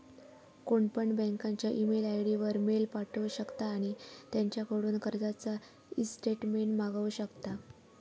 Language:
Marathi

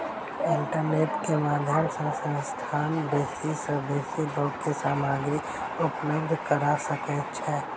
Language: Maithili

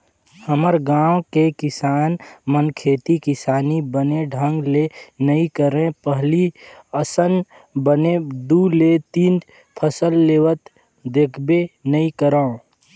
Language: Chhattisgarhi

